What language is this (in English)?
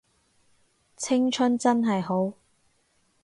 Cantonese